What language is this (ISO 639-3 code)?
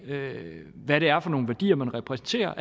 dan